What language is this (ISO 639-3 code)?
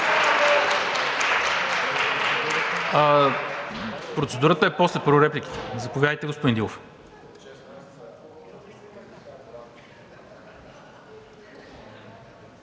bul